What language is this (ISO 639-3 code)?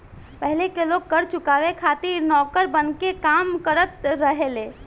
bho